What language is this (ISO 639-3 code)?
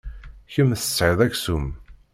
kab